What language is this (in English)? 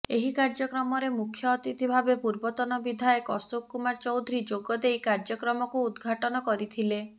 Odia